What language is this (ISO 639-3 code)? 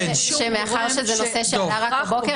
heb